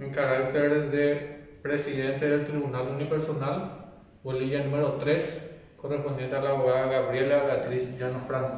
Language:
Spanish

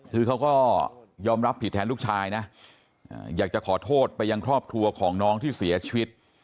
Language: Thai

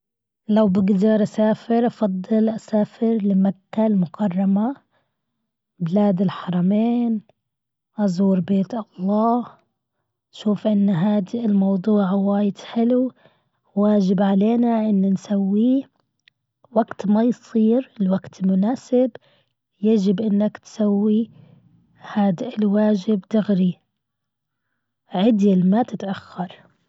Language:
Gulf Arabic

